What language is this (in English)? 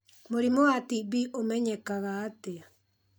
Kikuyu